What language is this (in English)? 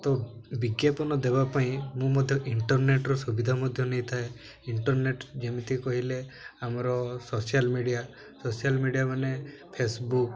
Odia